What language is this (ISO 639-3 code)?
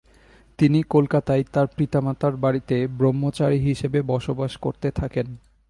ben